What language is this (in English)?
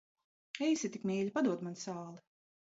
Latvian